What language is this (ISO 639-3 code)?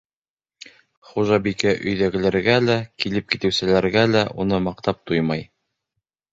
bak